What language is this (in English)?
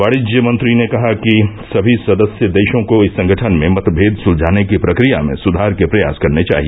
Hindi